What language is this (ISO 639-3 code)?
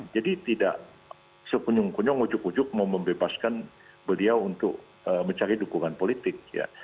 ind